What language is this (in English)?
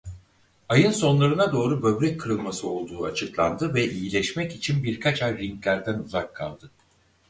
Turkish